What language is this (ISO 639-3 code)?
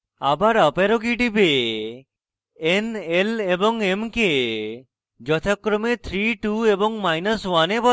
ben